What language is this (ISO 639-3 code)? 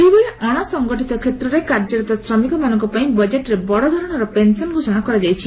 ori